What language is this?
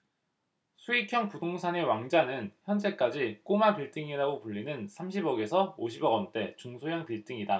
Korean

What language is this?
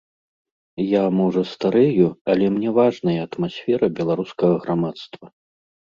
Belarusian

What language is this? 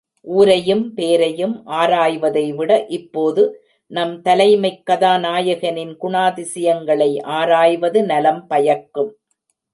Tamil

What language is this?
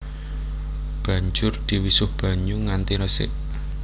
Javanese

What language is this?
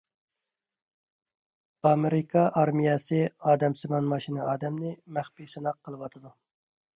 Uyghur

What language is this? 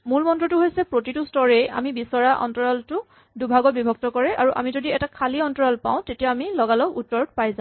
Assamese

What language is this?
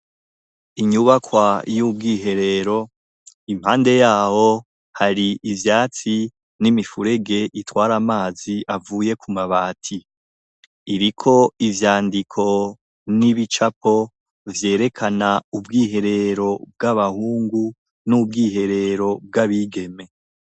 Rundi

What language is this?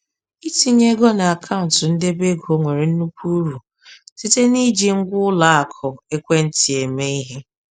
Igbo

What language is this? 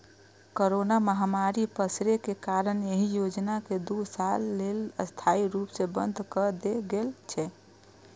Maithili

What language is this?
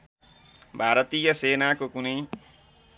Nepali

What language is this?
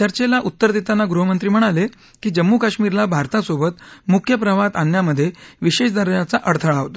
Marathi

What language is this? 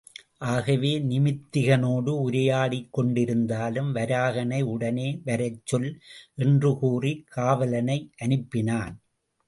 Tamil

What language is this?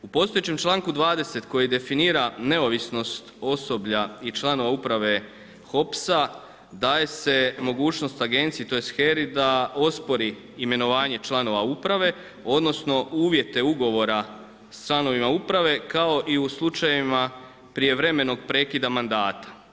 Croatian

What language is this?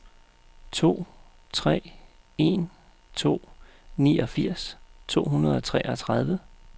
Danish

